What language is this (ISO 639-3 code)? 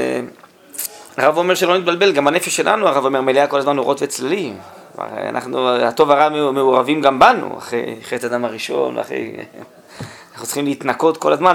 heb